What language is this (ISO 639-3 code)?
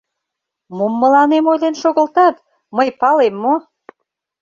chm